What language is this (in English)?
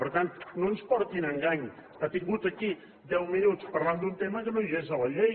Catalan